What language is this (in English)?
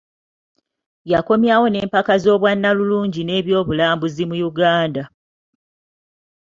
Ganda